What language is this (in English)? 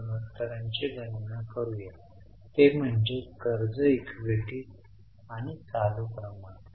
Marathi